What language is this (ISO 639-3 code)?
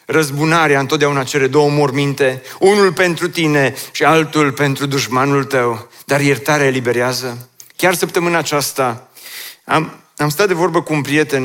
ron